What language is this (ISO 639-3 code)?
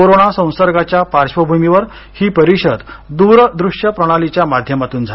mar